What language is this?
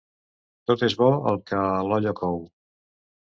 Catalan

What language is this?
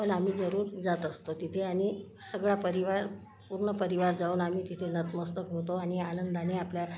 Marathi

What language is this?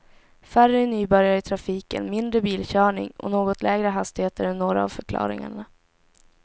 Swedish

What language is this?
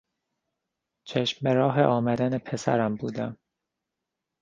Persian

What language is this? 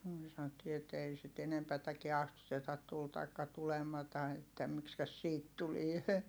Finnish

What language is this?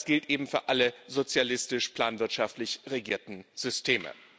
German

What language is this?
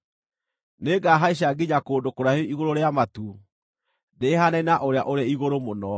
Kikuyu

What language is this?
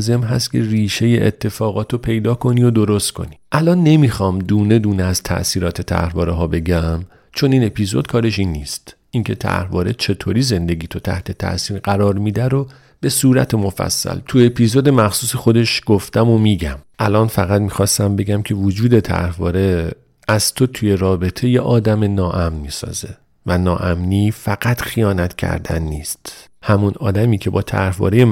Persian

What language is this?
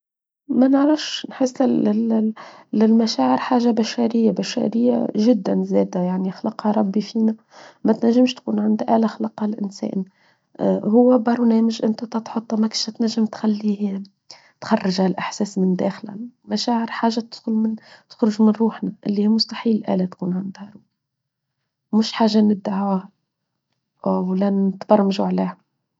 Tunisian Arabic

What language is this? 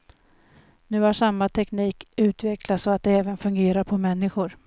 Swedish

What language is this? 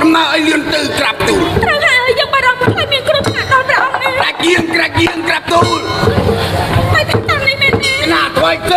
Thai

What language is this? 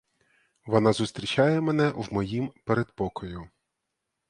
Ukrainian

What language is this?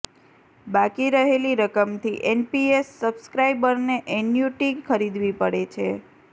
Gujarati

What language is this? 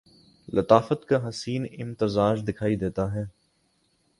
Urdu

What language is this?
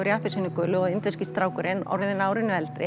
Icelandic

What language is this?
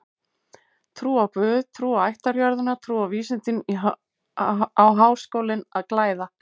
Icelandic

